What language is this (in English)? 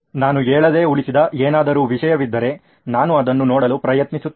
Kannada